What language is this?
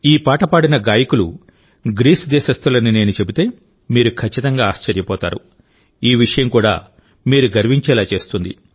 Telugu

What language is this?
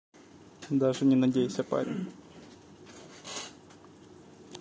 Russian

